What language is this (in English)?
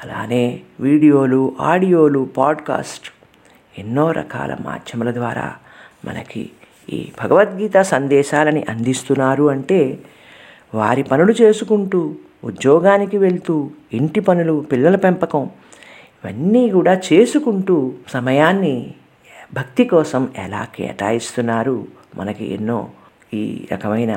Telugu